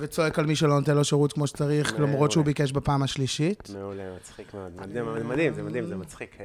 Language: Hebrew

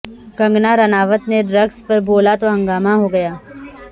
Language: Urdu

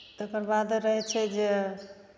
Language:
Maithili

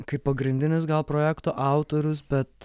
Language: Lithuanian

